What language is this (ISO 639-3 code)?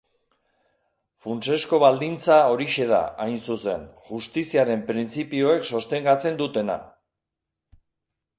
eus